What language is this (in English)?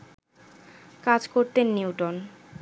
Bangla